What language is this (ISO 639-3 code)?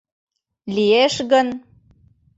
chm